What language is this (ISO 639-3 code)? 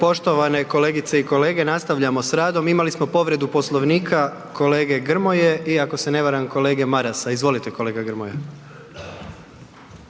hrv